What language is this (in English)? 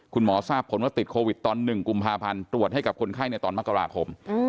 Thai